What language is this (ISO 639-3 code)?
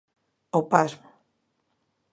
glg